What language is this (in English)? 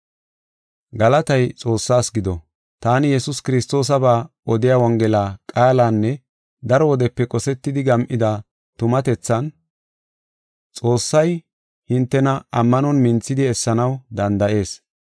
Gofa